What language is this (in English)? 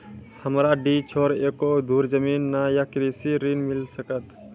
Maithili